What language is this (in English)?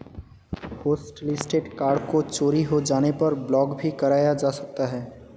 Hindi